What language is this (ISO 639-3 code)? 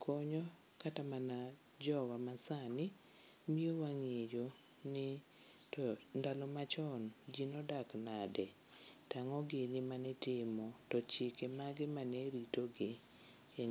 luo